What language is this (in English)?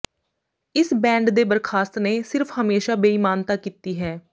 Punjabi